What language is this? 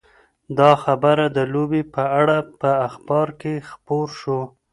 Pashto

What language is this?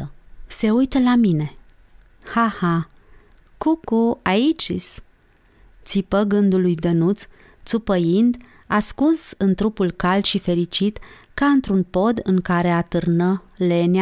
Romanian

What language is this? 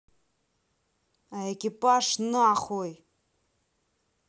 Russian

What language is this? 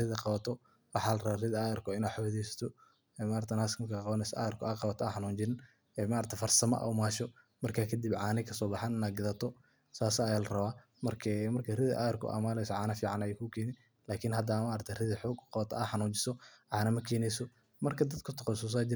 Somali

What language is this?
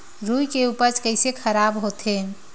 Chhattisgarhi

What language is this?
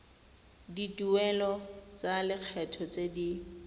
Tswana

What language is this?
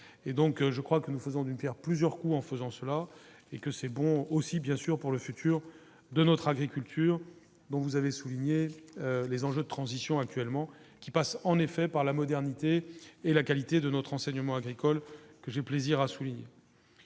French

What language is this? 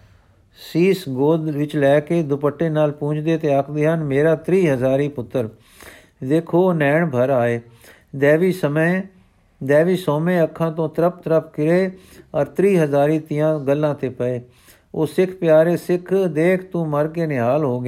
Punjabi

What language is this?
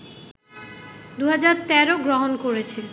Bangla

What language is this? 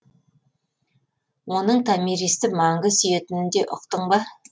Kazakh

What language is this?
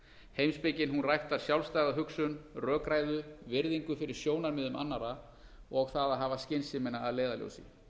Icelandic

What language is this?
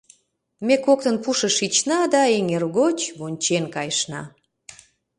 Mari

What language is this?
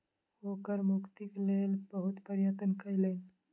Maithili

